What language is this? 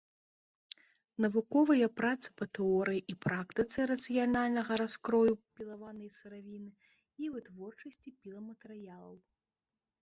Belarusian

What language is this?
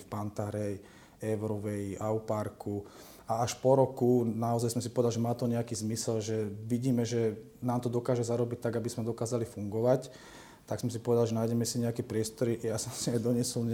Slovak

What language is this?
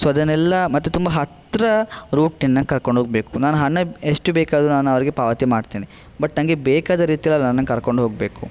Kannada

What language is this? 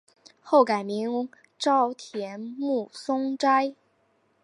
Chinese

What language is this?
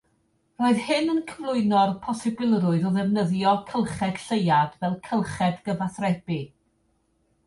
Welsh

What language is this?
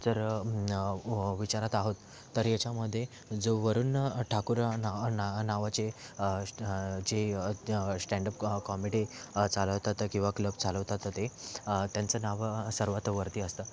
Marathi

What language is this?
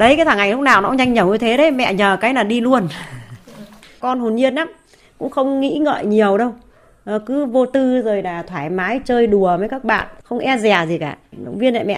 Vietnamese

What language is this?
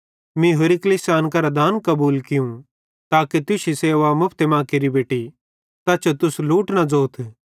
Bhadrawahi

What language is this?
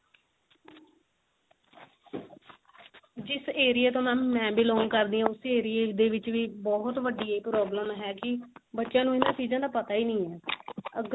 Punjabi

